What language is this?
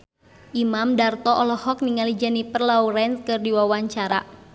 Sundanese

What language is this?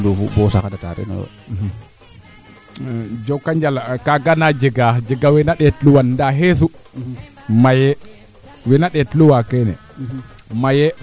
Serer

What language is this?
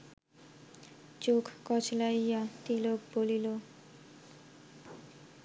Bangla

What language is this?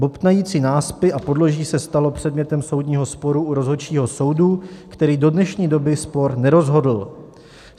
Czech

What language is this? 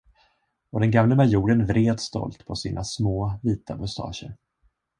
Swedish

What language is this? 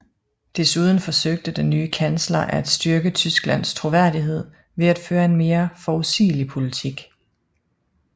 Danish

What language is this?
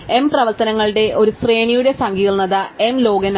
Malayalam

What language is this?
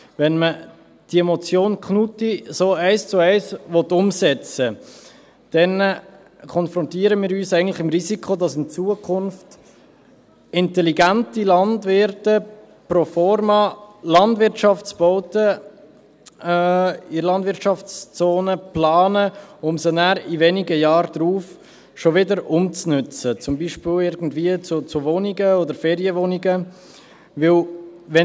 Swiss German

